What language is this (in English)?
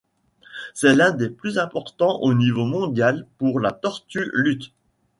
French